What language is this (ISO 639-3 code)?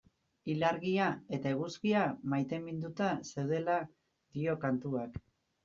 eus